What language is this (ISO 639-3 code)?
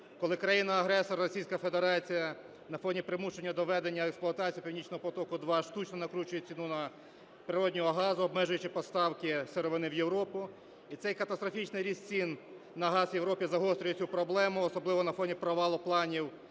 ukr